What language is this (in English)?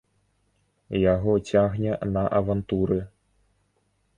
Belarusian